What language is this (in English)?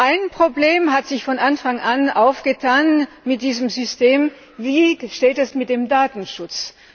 German